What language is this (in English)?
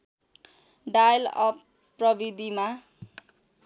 Nepali